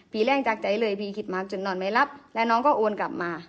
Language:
Thai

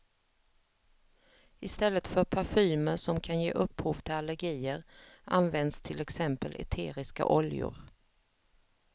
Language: Swedish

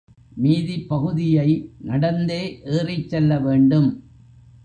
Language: Tamil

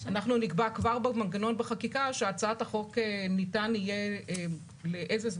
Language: Hebrew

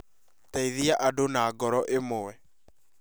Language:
Kikuyu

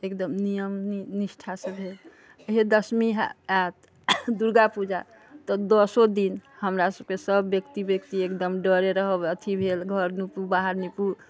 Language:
Maithili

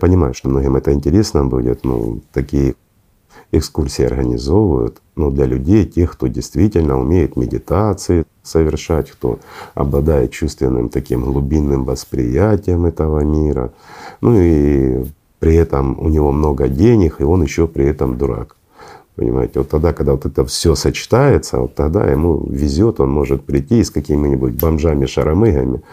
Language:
Russian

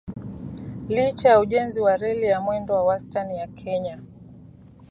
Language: Swahili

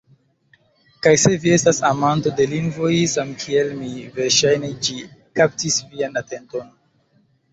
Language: Esperanto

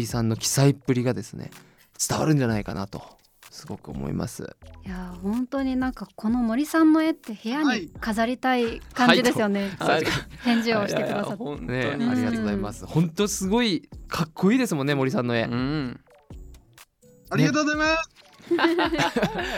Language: Japanese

